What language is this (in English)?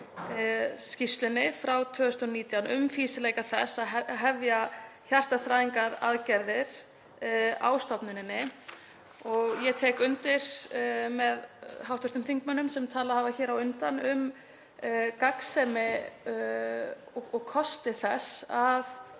Icelandic